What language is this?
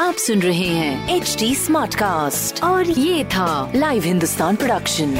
Hindi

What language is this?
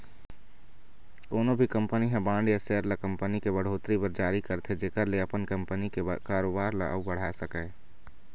Chhattisgarhi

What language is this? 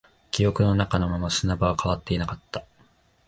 Japanese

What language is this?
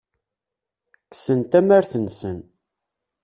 Kabyle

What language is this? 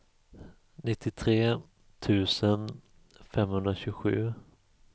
Swedish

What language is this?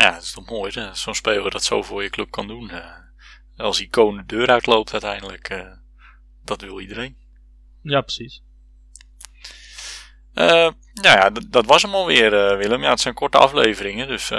Dutch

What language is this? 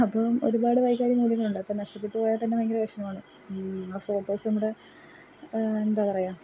Malayalam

